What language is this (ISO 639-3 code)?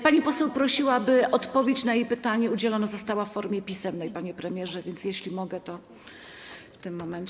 pol